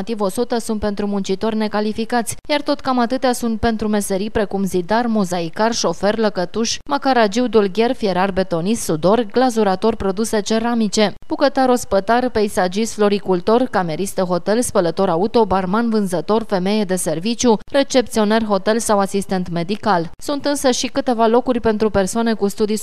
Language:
Romanian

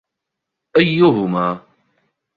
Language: Arabic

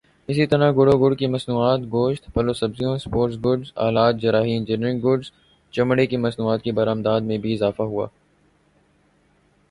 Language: Urdu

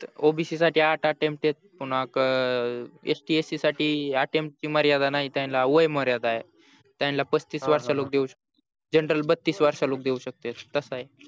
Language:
Marathi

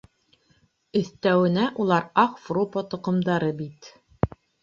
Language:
Bashkir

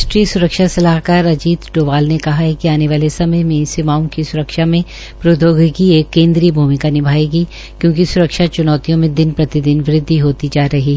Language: Hindi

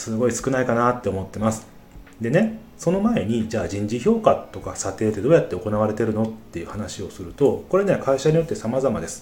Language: Japanese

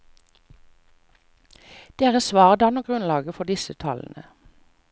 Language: Norwegian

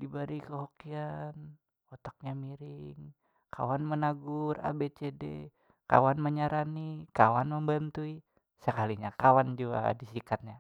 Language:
Banjar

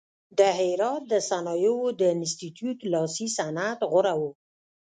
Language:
Pashto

